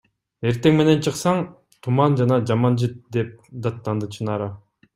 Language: Kyrgyz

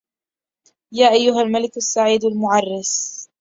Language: Arabic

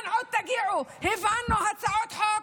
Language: Hebrew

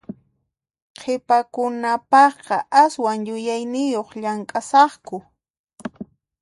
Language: Puno Quechua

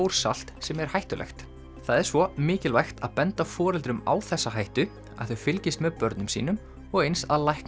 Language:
Icelandic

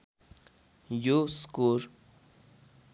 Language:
Nepali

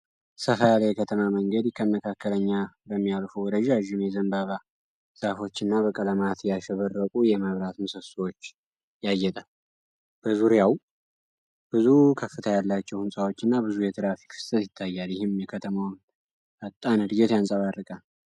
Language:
Amharic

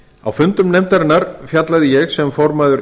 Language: Icelandic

